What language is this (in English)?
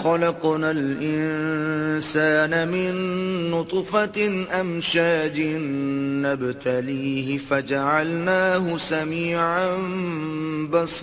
Urdu